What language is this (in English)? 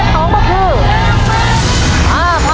Thai